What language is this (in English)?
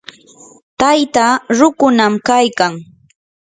Yanahuanca Pasco Quechua